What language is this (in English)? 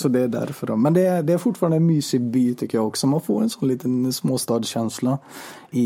Swedish